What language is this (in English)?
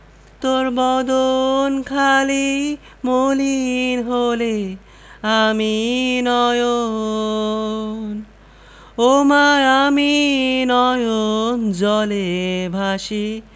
Bangla